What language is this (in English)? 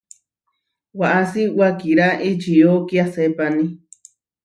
Huarijio